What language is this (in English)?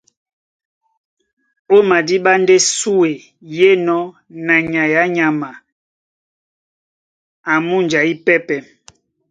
Duala